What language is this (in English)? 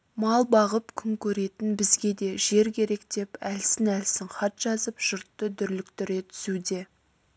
Kazakh